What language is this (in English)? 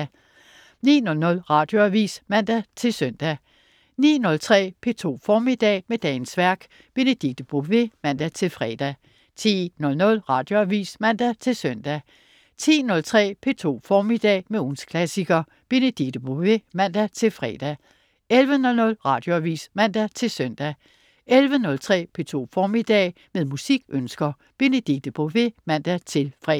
Danish